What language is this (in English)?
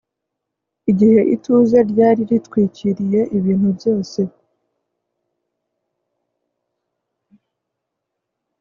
Kinyarwanda